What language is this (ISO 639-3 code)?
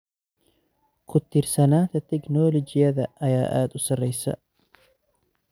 som